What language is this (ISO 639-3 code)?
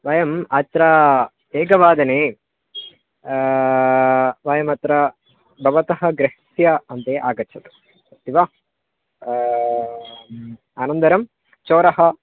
san